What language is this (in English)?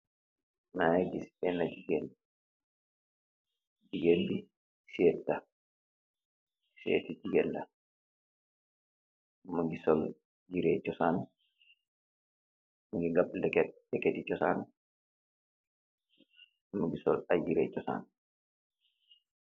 Wolof